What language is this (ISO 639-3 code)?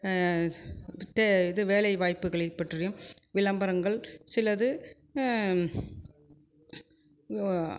tam